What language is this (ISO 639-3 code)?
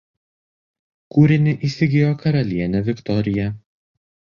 lit